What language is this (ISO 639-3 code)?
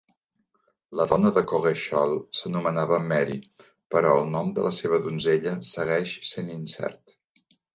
cat